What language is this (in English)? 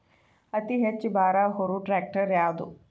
Kannada